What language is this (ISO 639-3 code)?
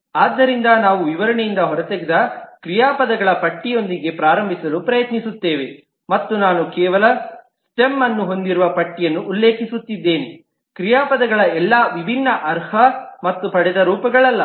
kan